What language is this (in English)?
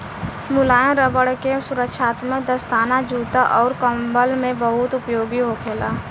Bhojpuri